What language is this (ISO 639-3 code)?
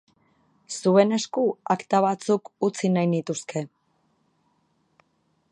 eus